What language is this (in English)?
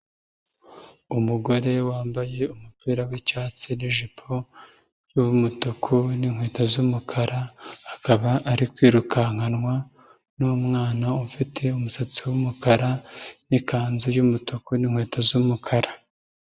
Kinyarwanda